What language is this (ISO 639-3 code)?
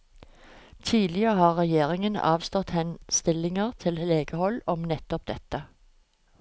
nor